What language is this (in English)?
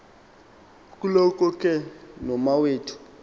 Xhosa